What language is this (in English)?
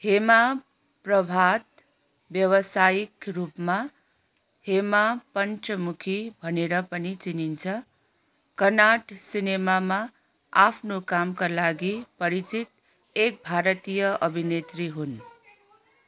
Nepali